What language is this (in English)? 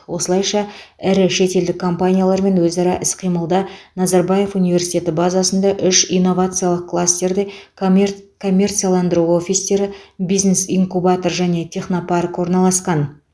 Kazakh